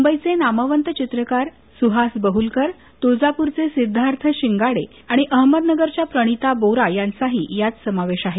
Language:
Marathi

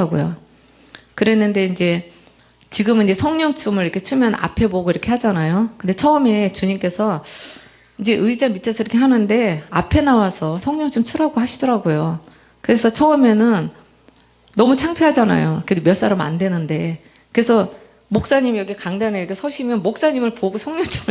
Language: Korean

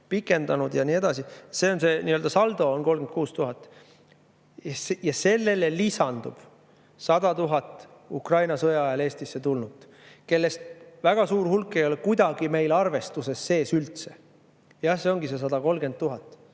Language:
Estonian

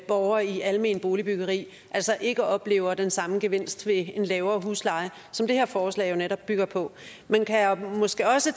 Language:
Danish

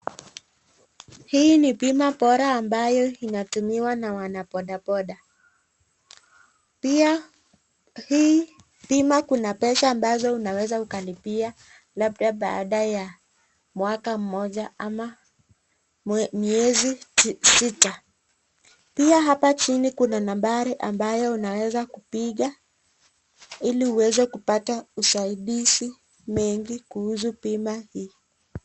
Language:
Swahili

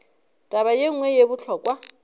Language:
Northern Sotho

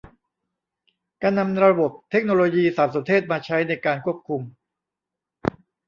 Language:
Thai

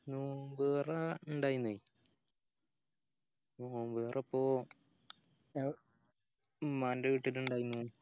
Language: Malayalam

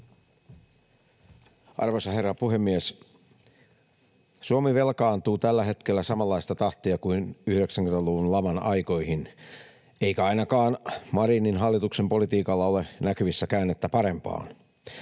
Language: Finnish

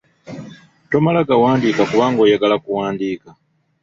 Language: Ganda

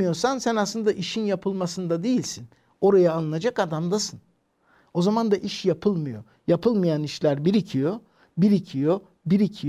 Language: Turkish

